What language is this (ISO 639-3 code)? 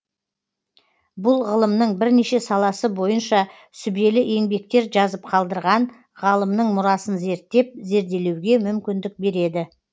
kaz